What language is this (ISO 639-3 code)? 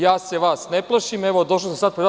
srp